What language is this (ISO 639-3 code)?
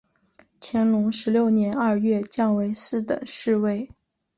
zho